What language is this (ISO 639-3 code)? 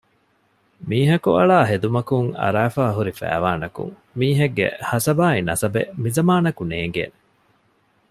div